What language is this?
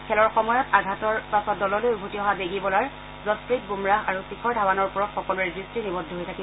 Assamese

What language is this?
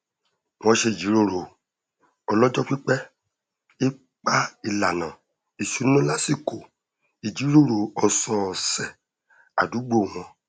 Yoruba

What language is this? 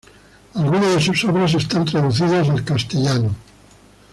Spanish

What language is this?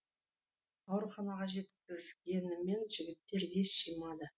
Kazakh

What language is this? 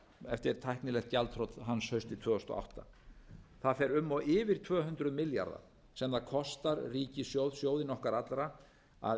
Icelandic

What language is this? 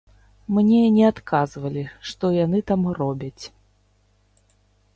Belarusian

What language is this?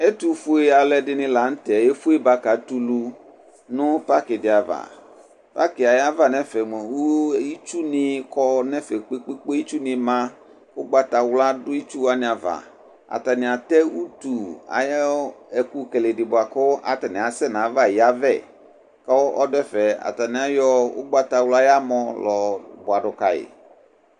Ikposo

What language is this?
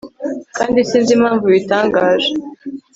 Kinyarwanda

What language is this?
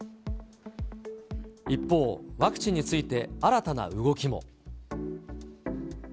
Japanese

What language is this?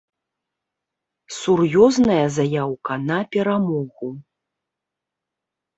Belarusian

